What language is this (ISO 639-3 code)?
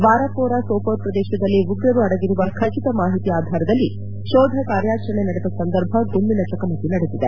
kan